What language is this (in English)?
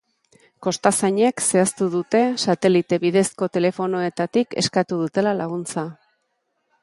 Basque